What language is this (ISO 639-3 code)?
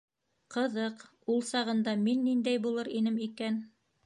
bak